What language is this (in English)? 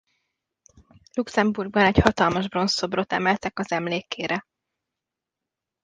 Hungarian